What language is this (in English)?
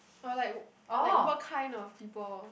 English